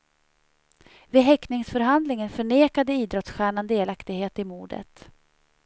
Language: Swedish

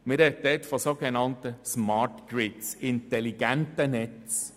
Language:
Swiss German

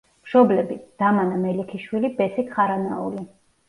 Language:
Georgian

